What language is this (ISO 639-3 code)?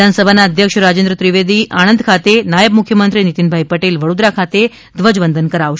guj